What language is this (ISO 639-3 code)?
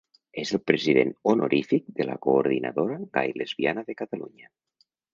cat